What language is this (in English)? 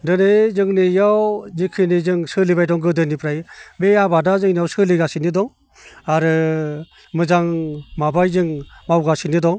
Bodo